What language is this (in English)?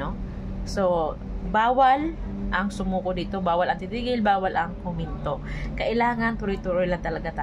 Filipino